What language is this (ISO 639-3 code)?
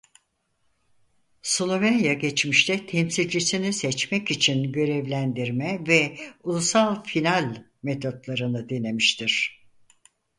tur